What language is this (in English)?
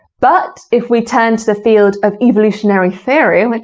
English